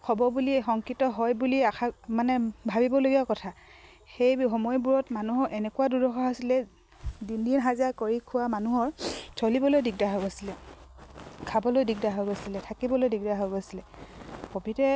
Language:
Assamese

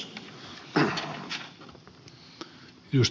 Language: Finnish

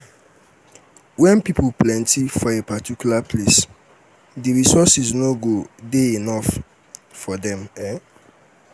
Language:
Nigerian Pidgin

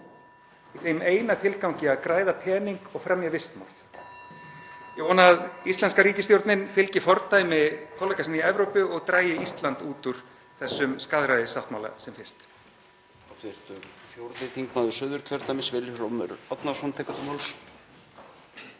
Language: Icelandic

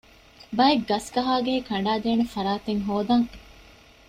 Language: Divehi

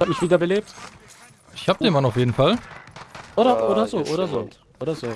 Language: German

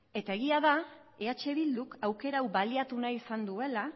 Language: Basque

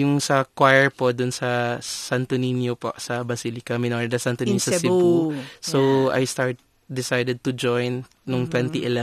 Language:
Filipino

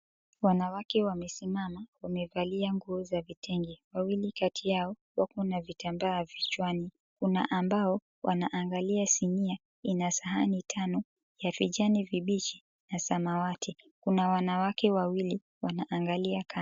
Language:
Swahili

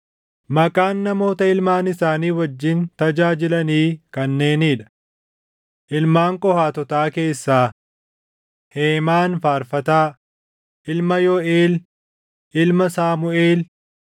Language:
Oromo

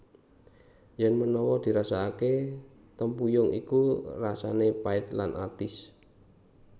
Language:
Javanese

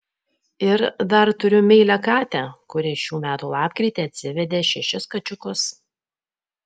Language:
Lithuanian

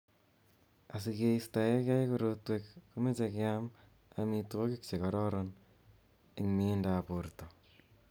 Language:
Kalenjin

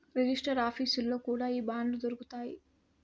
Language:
Telugu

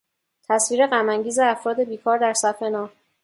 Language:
Persian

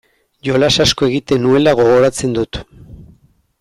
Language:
Basque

